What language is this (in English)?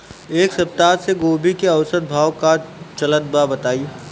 Bhojpuri